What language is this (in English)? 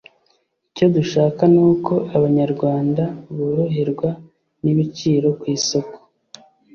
Kinyarwanda